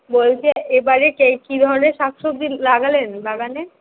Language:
Bangla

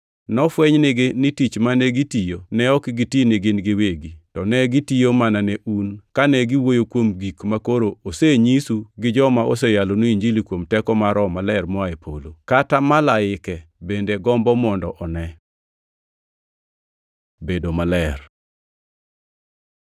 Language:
Luo (Kenya and Tanzania)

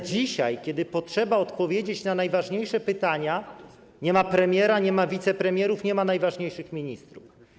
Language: Polish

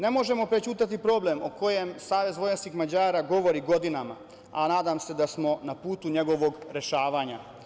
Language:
Serbian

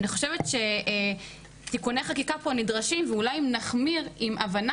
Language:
Hebrew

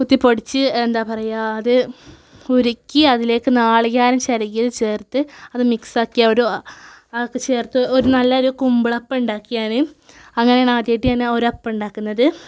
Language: Malayalam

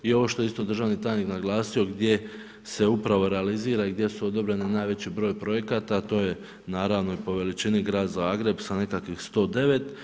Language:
Croatian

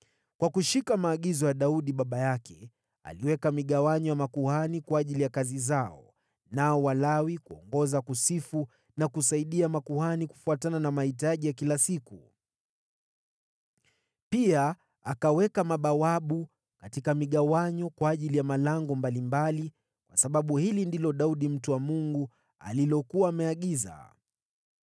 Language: Swahili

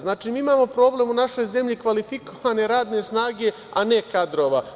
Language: Serbian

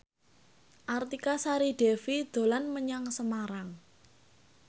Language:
Javanese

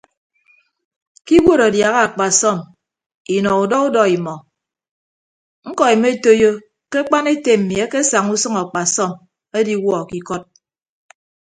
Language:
Ibibio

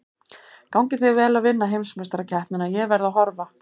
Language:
Icelandic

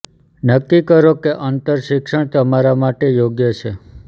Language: Gujarati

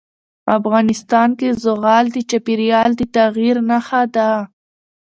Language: Pashto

